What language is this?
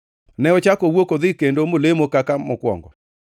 Luo (Kenya and Tanzania)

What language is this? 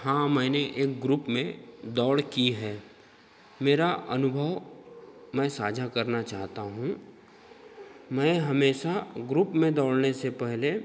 Hindi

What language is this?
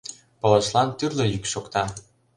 Mari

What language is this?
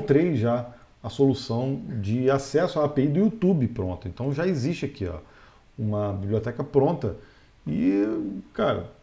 Portuguese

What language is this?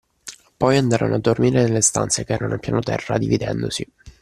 Italian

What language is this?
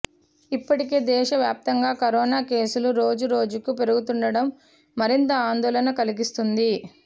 Telugu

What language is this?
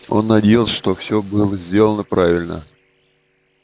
Russian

